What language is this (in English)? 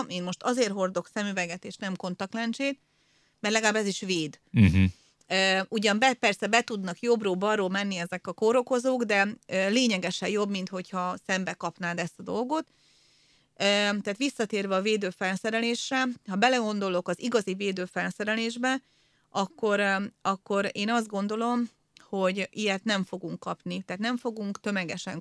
Hungarian